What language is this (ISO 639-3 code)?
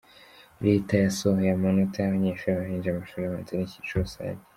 kin